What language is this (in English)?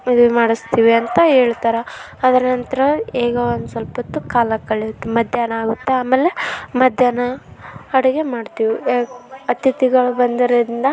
Kannada